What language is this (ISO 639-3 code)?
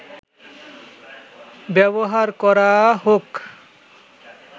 ben